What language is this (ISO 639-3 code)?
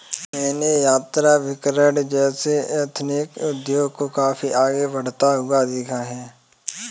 hin